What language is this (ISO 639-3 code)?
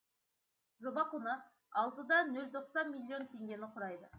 kaz